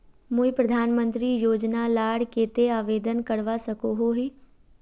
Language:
Magahi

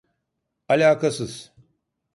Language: Turkish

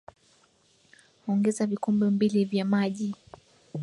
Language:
Swahili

